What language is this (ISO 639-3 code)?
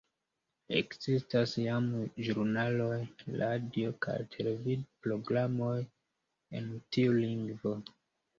epo